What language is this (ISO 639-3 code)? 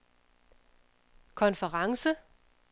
dan